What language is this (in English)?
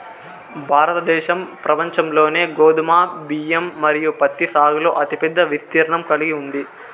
Telugu